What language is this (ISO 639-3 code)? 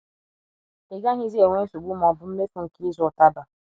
ibo